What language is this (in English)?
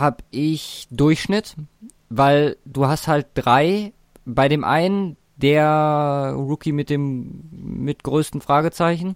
German